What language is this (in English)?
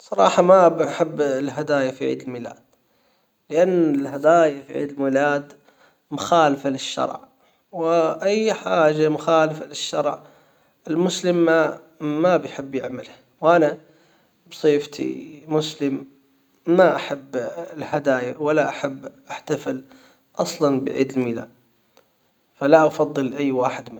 Hijazi Arabic